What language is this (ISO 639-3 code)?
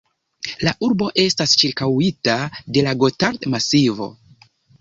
epo